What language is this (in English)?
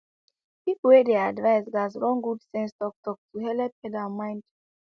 Nigerian Pidgin